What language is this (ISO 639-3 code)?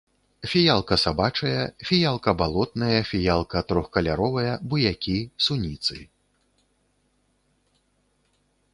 bel